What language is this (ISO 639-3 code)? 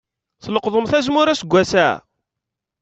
kab